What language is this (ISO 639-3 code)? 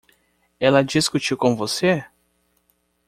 por